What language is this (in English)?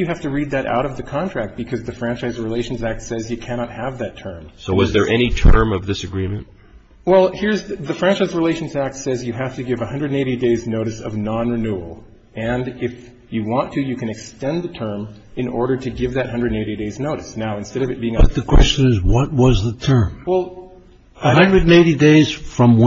English